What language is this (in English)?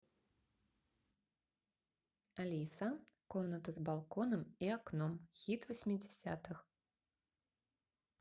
Russian